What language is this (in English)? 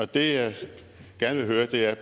Danish